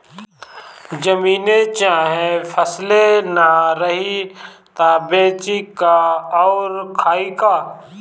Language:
Bhojpuri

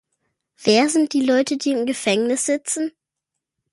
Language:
German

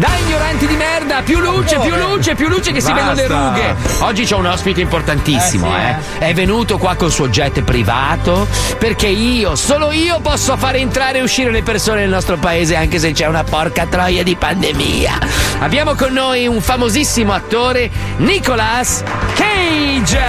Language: Italian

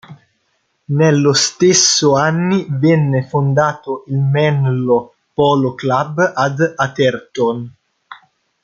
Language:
Italian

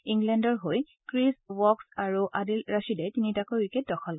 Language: Assamese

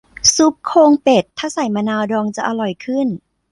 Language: Thai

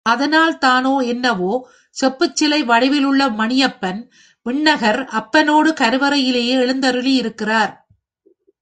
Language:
Tamil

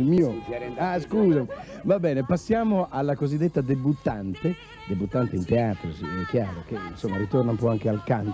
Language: Italian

